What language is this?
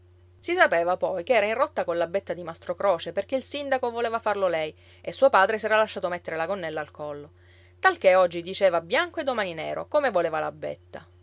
Italian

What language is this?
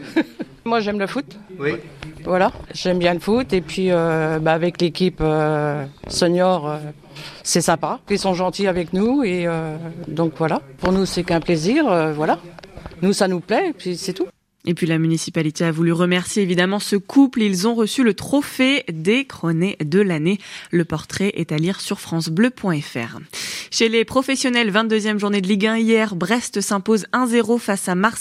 French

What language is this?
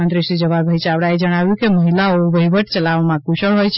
Gujarati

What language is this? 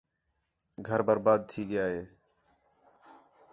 Khetrani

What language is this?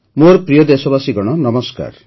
Odia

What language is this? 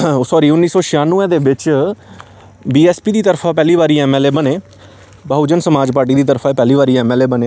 Dogri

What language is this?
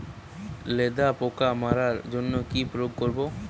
Bangla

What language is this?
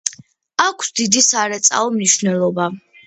Georgian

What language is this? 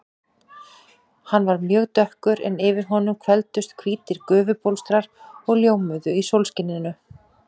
Icelandic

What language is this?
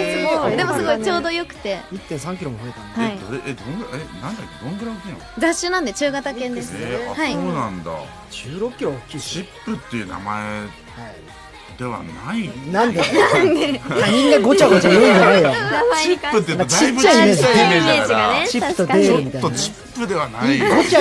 Japanese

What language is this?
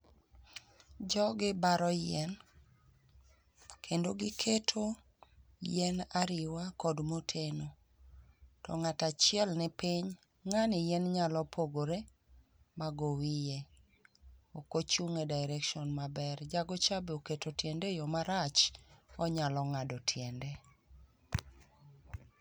Luo (Kenya and Tanzania)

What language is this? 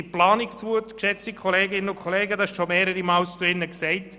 Swiss German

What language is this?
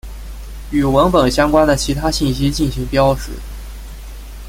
Chinese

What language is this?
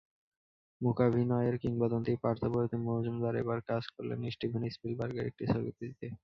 Bangla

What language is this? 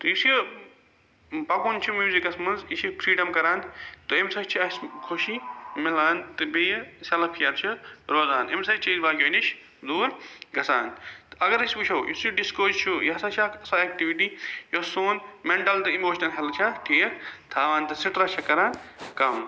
Kashmiri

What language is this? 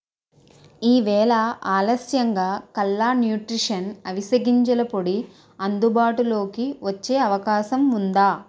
Telugu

